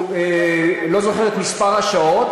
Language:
Hebrew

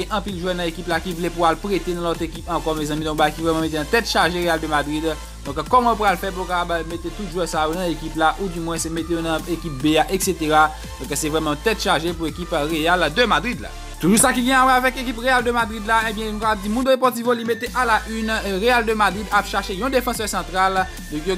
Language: French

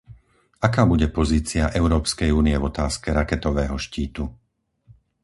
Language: Slovak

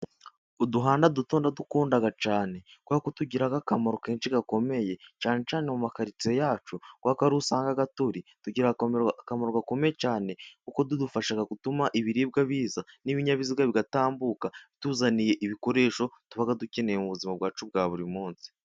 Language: Kinyarwanda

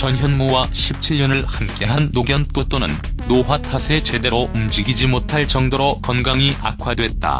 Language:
Korean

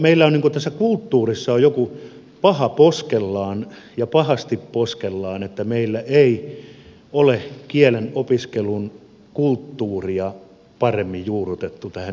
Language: Finnish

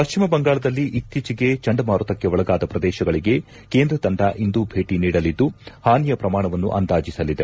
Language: Kannada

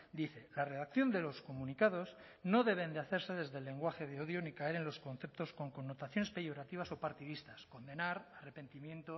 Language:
Spanish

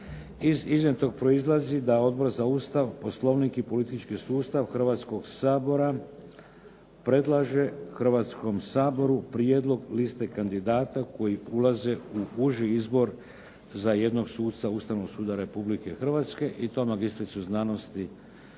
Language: Croatian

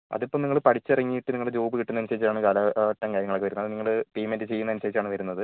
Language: Malayalam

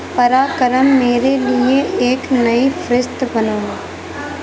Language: Urdu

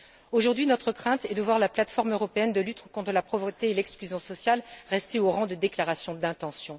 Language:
French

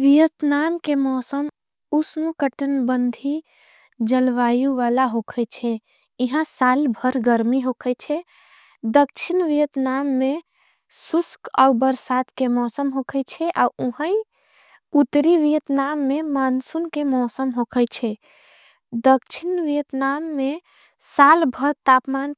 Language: Angika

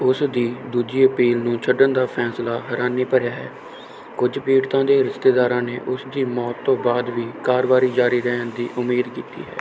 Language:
Punjabi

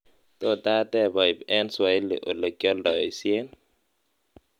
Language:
Kalenjin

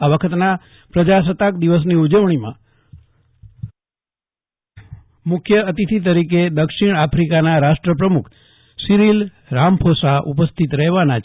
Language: Gujarati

